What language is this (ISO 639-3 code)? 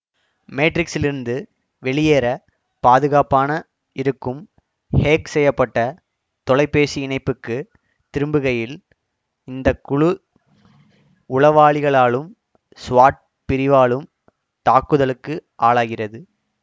tam